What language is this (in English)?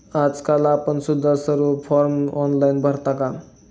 Marathi